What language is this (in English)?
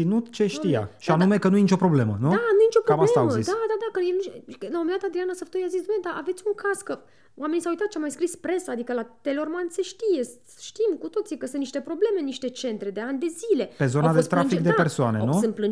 Romanian